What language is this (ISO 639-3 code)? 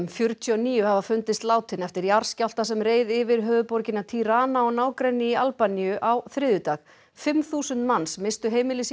isl